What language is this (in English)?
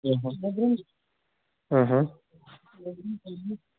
Kashmiri